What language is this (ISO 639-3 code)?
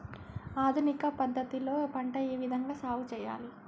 tel